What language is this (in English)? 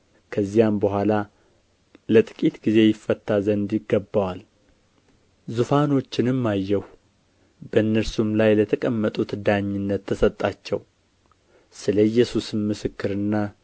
Amharic